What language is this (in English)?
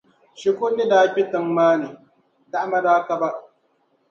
Dagbani